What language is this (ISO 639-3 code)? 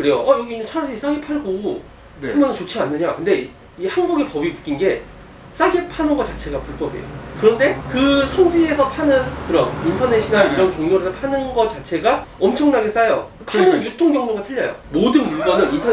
kor